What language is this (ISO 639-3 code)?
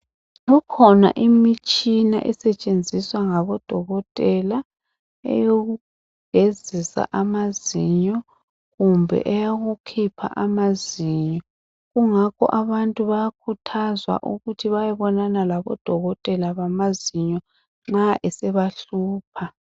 nde